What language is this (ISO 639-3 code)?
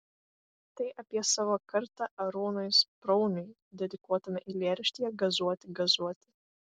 lit